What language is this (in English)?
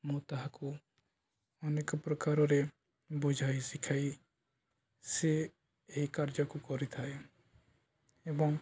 Odia